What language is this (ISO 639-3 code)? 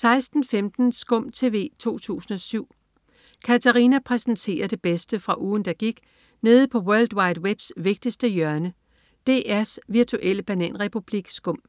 dan